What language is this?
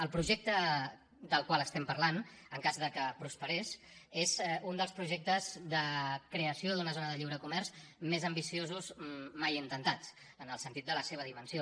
Catalan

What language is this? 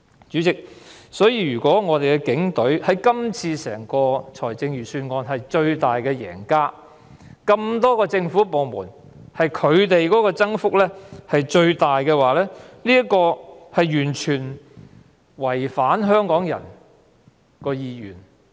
Cantonese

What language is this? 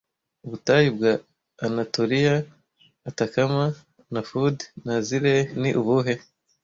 Kinyarwanda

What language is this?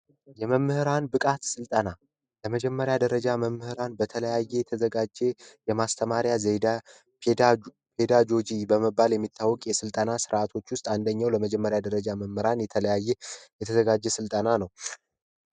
Amharic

